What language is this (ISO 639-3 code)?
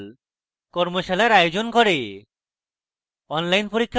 ben